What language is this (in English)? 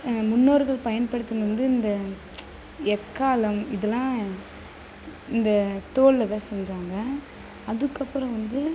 Tamil